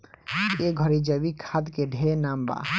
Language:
Bhojpuri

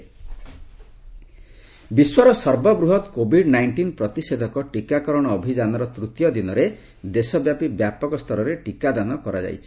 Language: Odia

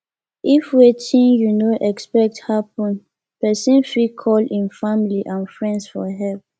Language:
Nigerian Pidgin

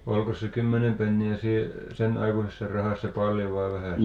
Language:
Finnish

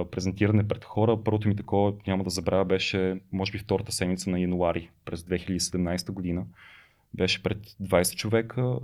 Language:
Bulgarian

